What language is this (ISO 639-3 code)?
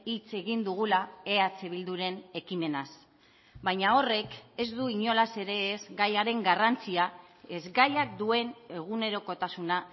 eus